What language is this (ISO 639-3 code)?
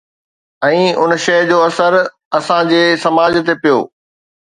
snd